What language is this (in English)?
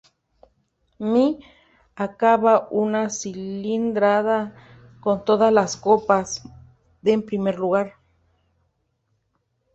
Spanish